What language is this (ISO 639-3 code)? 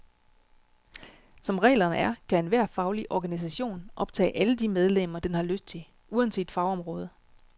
dan